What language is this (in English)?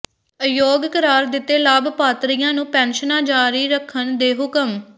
Punjabi